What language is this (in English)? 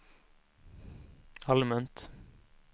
Swedish